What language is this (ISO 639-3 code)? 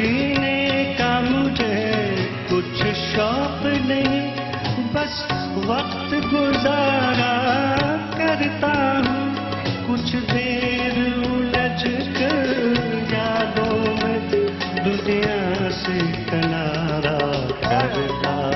hin